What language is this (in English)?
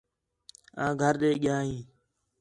Khetrani